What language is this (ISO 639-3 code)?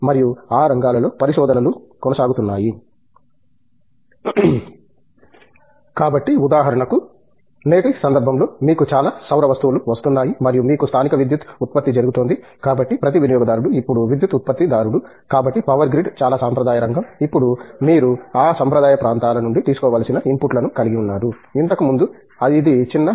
tel